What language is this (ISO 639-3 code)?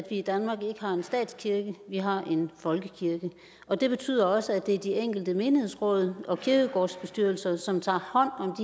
dan